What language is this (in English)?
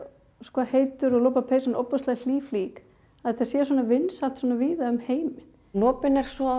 Icelandic